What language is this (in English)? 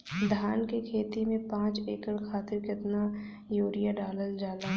Bhojpuri